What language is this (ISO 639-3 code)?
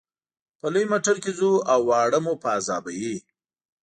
pus